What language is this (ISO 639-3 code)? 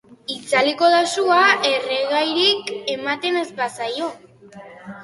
eus